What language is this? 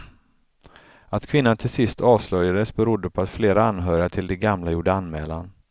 Swedish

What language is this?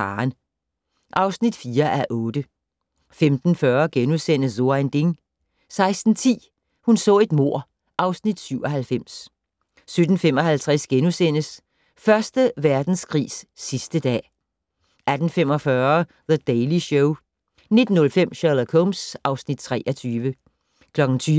Danish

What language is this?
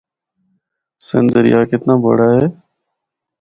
Northern Hindko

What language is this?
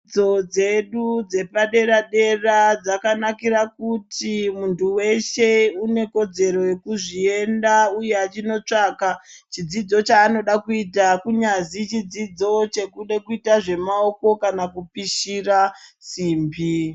Ndau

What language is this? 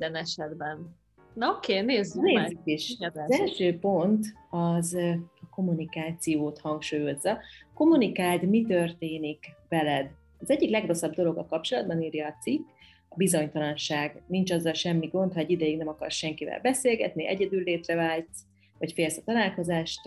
Hungarian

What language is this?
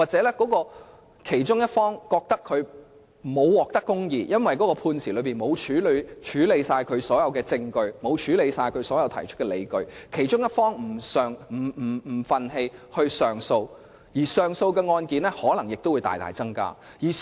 Cantonese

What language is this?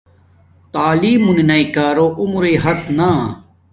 Domaaki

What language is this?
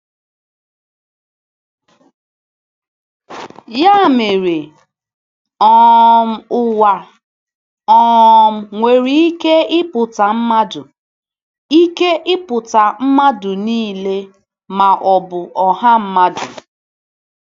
Igbo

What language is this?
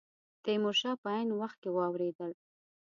Pashto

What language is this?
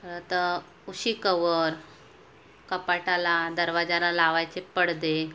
Marathi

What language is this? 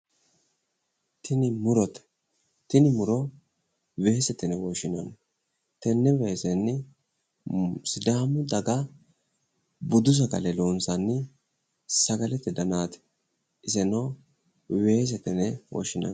Sidamo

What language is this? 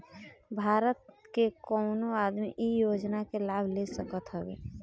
Bhojpuri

